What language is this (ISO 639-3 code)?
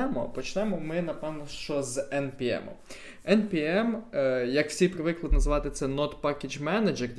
ukr